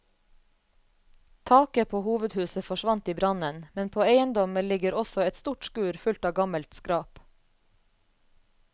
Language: Norwegian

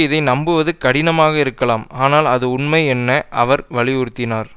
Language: Tamil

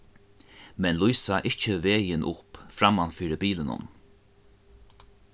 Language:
Faroese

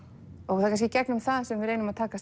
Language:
Icelandic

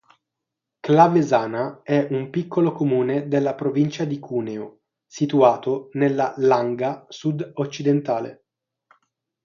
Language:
Italian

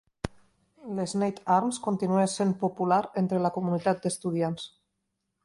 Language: Catalan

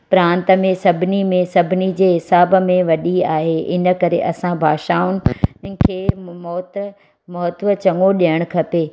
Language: Sindhi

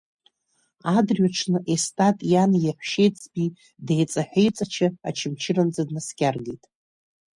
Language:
Abkhazian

